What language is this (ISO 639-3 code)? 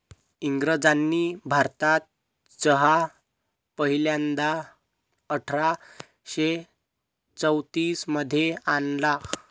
mar